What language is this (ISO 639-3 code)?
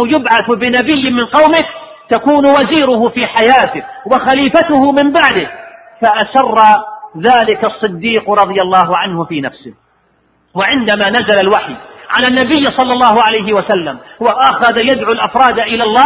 ara